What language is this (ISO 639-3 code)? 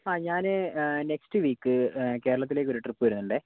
mal